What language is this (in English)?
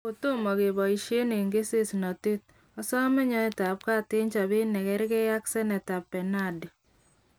Kalenjin